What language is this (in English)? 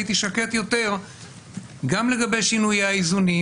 Hebrew